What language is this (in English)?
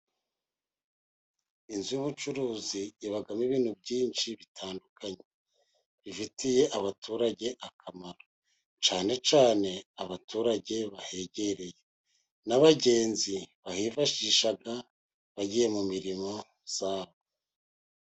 Kinyarwanda